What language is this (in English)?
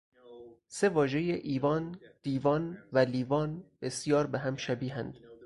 Persian